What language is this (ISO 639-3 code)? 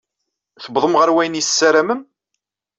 kab